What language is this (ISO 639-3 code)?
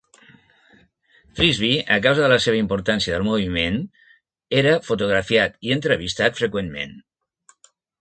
cat